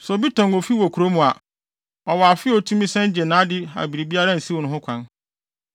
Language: Akan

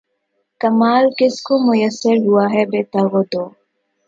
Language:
Urdu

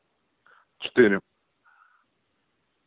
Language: Russian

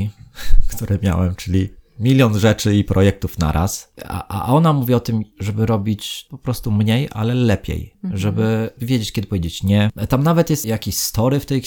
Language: Polish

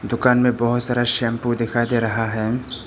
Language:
Hindi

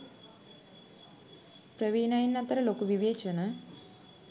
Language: Sinhala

